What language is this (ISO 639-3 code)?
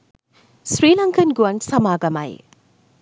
sin